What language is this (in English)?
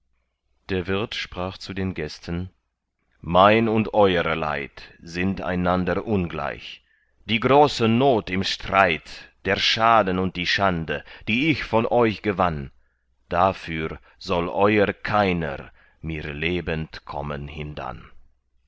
German